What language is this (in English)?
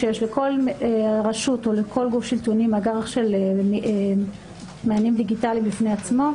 Hebrew